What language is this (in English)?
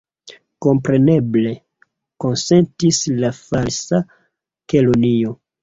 Esperanto